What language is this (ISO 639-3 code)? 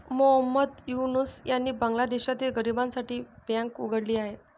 mar